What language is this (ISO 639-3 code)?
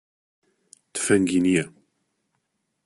ckb